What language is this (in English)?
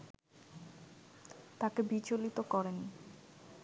Bangla